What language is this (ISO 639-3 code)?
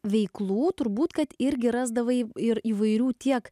lit